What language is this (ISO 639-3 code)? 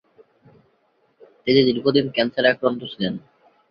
ben